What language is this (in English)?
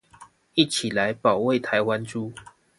Chinese